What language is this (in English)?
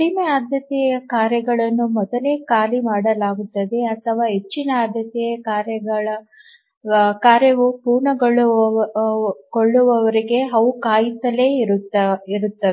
Kannada